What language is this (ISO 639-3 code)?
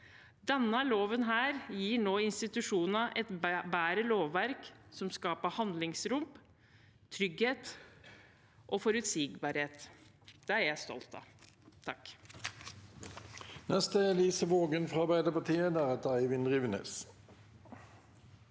nor